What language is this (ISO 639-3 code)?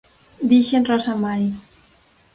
glg